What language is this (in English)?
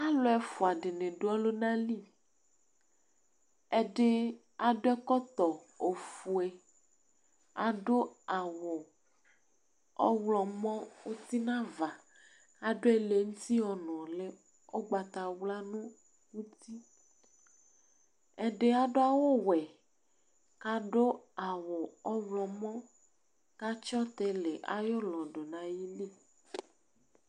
Ikposo